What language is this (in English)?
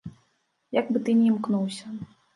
Belarusian